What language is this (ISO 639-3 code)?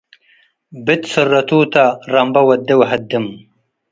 tig